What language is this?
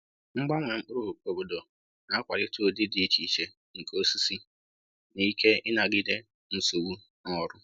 Igbo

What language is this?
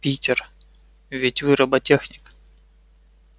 Russian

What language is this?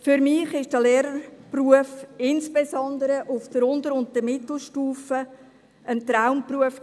Swiss German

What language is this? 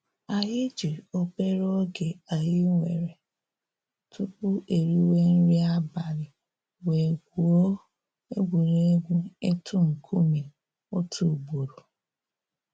Igbo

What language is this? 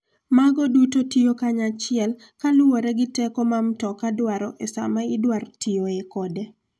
Luo (Kenya and Tanzania)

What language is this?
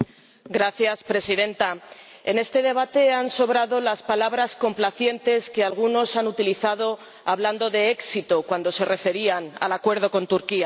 Spanish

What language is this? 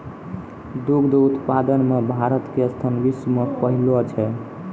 Maithili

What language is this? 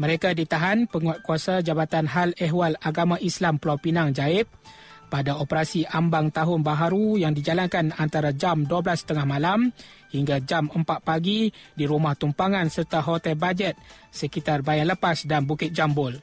Malay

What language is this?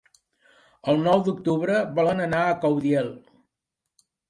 Catalan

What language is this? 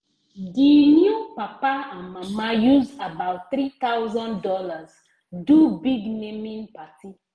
Nigerian Pidgin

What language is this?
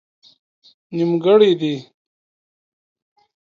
Pashto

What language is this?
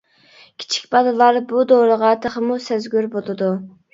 Uyghur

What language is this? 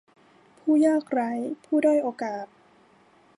Thai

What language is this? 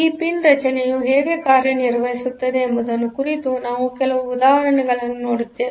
Kannada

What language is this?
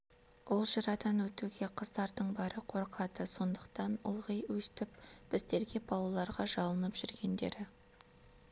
Kazakh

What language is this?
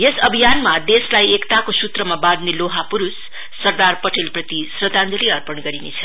Nepali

